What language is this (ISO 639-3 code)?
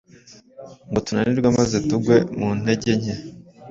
kin